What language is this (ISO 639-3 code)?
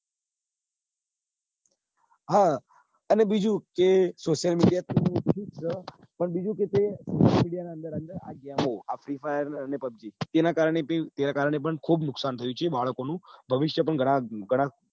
guj